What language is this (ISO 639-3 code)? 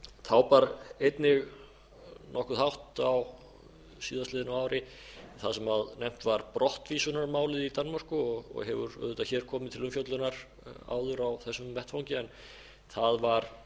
isl